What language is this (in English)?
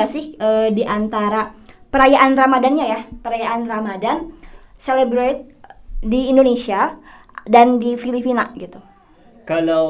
Indonesian